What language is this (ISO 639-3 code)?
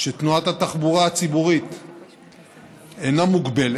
heb